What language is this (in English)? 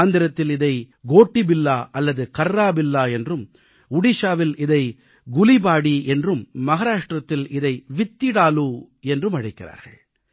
Tamil